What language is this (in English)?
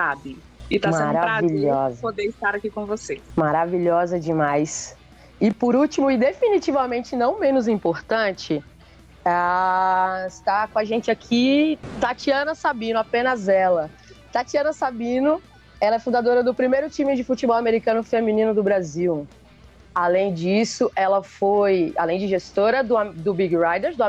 Portuguese